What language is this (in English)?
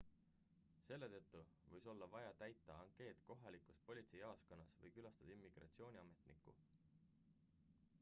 Estonian